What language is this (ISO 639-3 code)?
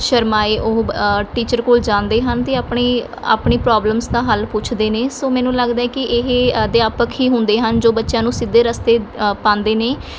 pan